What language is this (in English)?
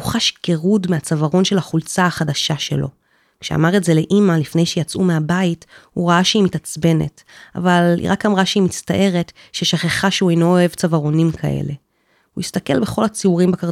Hebrew